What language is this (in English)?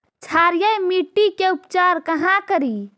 Magahi